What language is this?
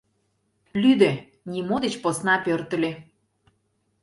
Mari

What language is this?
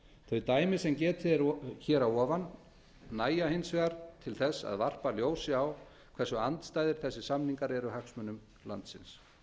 Icelandic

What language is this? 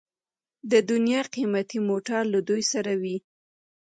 Pashto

